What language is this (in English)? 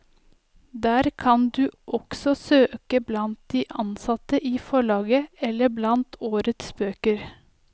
Norwegian